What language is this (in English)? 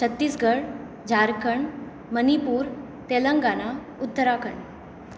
Konkani